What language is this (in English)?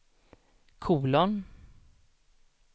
Swedish